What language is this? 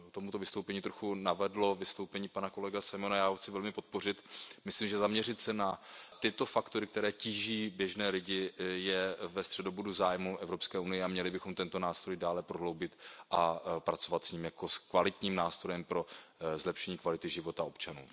Czech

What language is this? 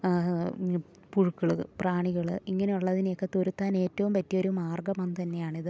Malayalam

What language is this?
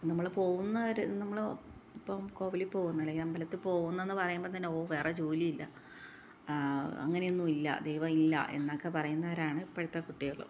Malayalam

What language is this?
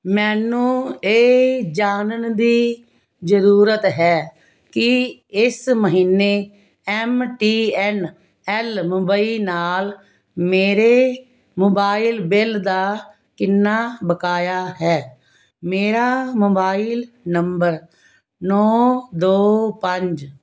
Punjabi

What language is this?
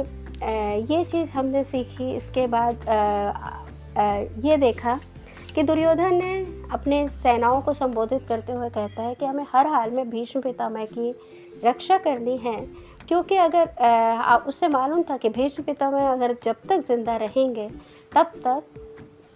Hindi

